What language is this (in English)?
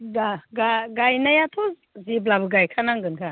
Bodo